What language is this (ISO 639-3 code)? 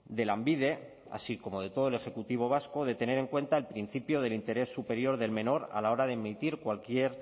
spa